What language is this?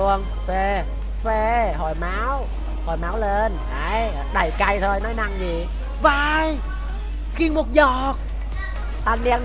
Vietnamese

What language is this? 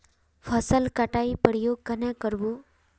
Magahi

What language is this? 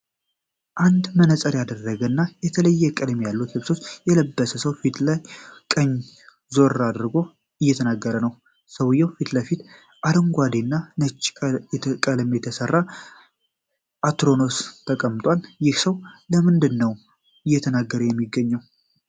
Amharic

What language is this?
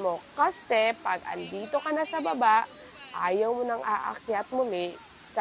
Filipino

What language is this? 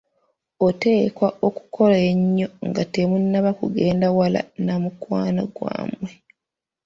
Ganda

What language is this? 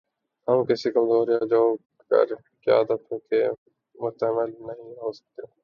Urdu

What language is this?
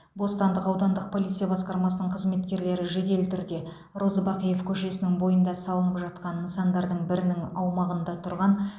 Kazakh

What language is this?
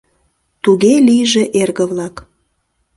Mari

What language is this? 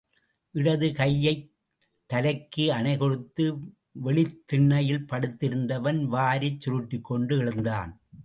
Tamil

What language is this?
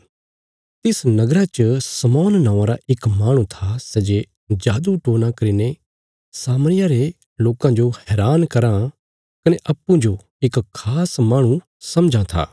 Bilaspuri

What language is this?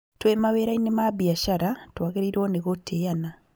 Kikuyu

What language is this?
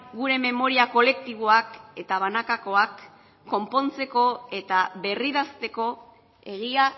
Basque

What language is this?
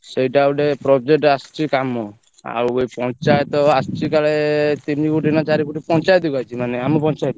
Odia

